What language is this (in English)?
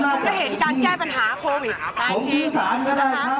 Thai